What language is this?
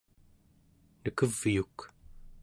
Central Yupik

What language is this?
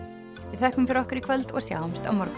Icelandic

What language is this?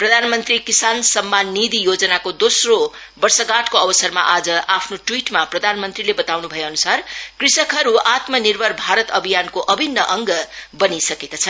Nepali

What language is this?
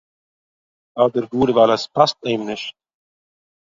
Yiddish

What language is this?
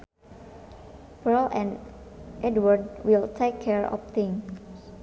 Sundanese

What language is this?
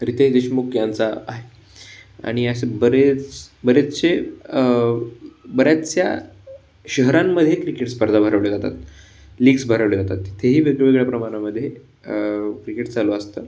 Marathi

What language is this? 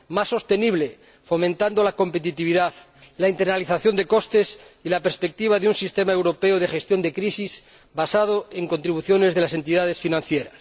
Spanish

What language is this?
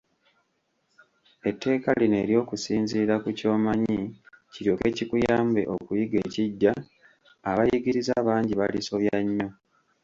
Ganda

